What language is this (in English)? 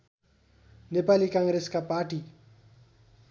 Nepali